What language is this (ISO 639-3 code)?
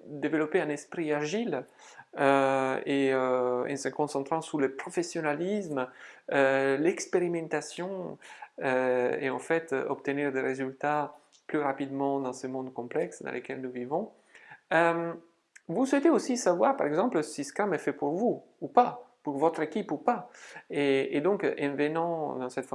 fra